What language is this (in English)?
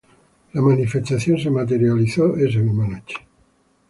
Spanish